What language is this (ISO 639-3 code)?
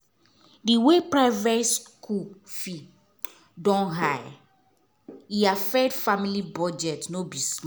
pcm